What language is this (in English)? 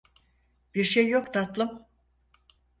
Turkish